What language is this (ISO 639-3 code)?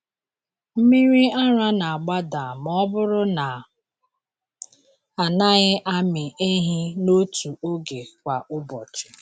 ibo